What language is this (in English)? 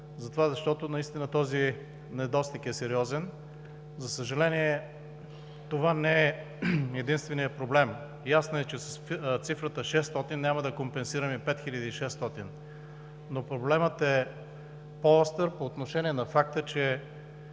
Bulgarian